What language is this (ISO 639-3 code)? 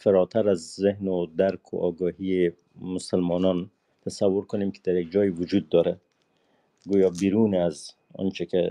fas